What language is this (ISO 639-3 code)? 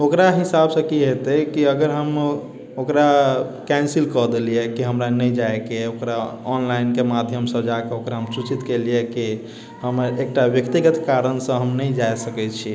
mai